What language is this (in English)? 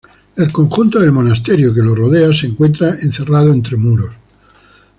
Spanish